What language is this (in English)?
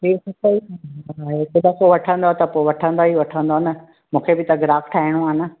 Sindhi